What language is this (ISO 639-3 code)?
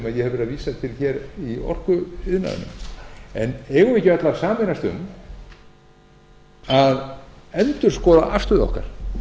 isl